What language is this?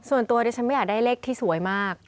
Thai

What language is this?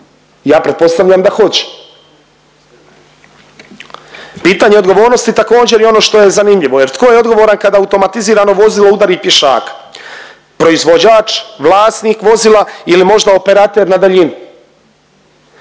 Croatian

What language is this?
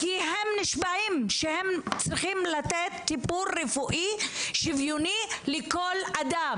Hebrew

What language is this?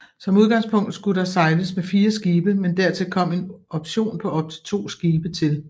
Danish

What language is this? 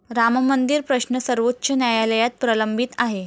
Marathi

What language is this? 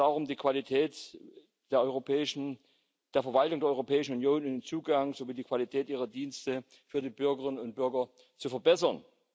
German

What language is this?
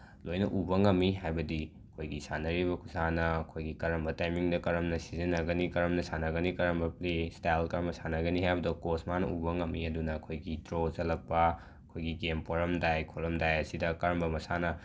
Manipuri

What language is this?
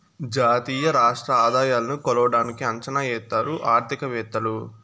Telugu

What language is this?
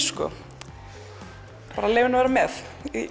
Icelandic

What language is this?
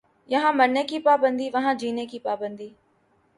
Urdu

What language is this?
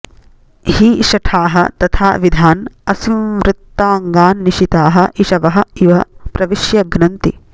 Sanskrit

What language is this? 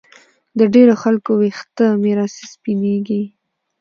Pashto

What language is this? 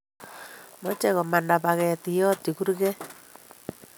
Kalenjin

